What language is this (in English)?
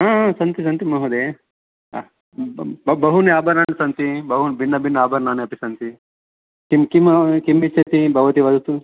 Sanskrit